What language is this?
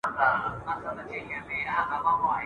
Pashto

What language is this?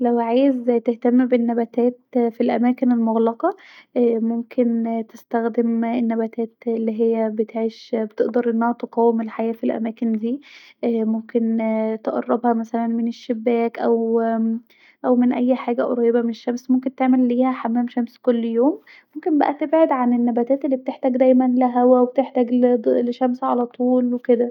Egyptian Arabic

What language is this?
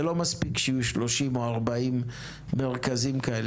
Hebrew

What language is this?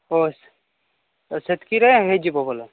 Odia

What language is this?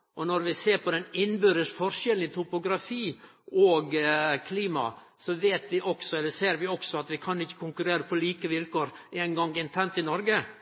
Norwegian Nynorsk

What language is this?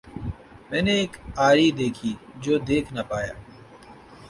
Urdu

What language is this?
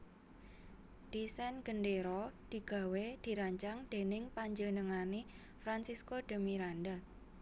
Javanese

